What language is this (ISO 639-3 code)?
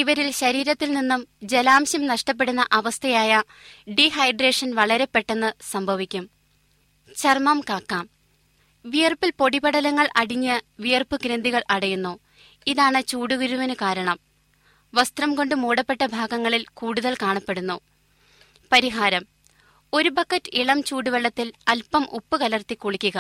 mal